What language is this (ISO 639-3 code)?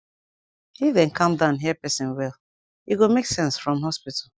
pcm